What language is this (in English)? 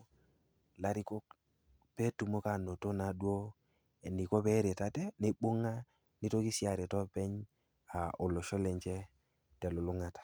Masai